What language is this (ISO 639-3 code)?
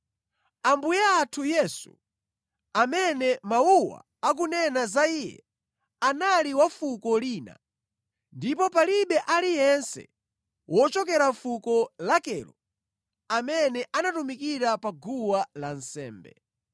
nya